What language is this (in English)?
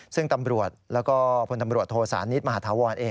Thai